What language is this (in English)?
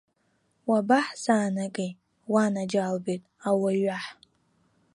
Abkhazian